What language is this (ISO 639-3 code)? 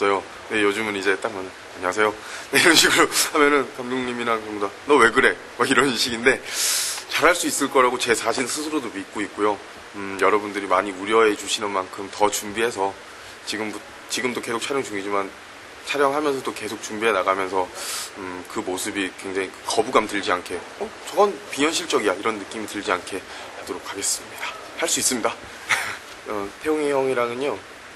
kor